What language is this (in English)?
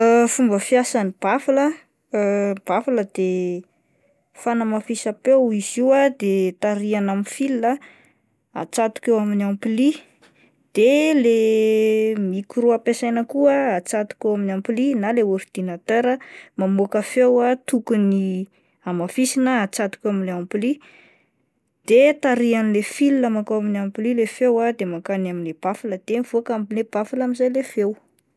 Malagasy